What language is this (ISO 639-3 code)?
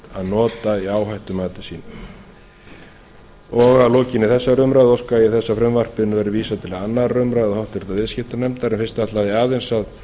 isl